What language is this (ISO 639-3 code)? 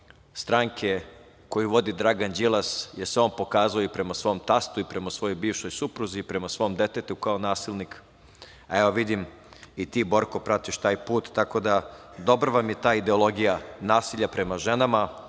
srp